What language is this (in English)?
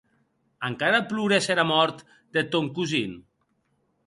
Occitan